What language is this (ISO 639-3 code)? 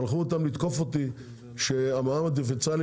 heb